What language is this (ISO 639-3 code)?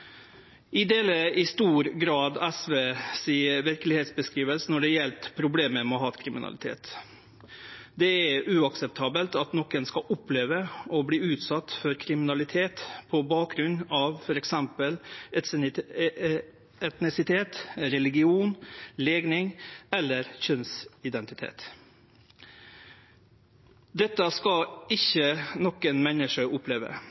nno